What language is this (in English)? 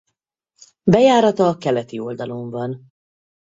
Hungarian